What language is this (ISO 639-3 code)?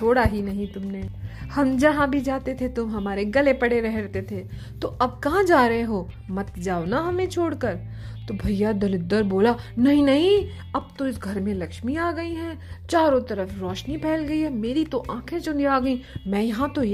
hin